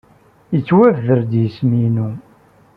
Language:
Kabyle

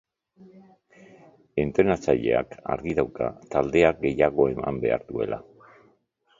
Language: Basque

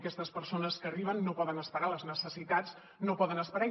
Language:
Catalan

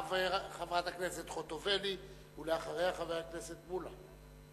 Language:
Hebrew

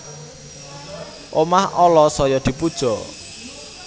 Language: Javanese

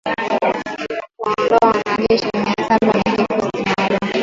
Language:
Swahili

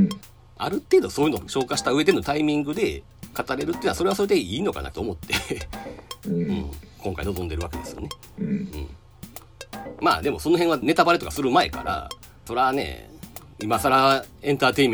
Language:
Japanese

